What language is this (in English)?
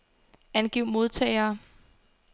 Danish